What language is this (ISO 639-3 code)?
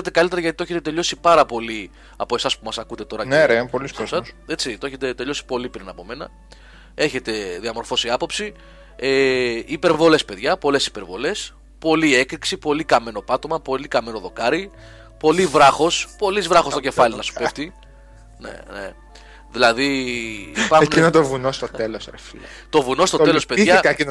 ell